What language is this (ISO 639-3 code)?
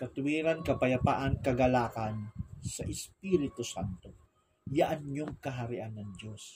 fil